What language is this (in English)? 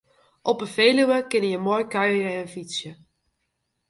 Western Frisian